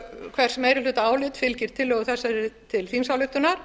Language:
Icelandic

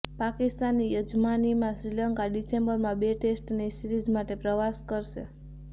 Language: Gujarati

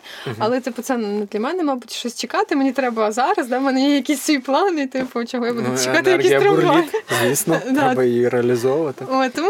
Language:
Ukrainian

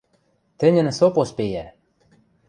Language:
Western Mari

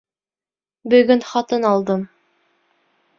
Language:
Bashkir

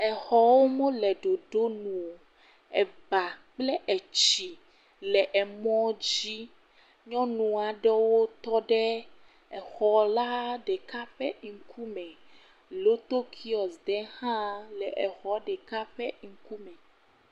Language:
Ewe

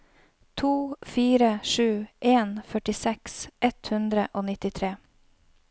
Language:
Norwegian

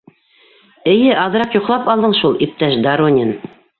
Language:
Bashkir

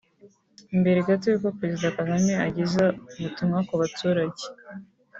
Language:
Kinyarwanda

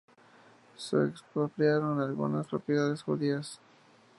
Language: Spanish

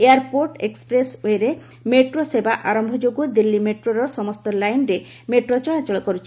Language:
Odia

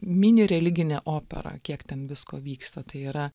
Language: Lithuanian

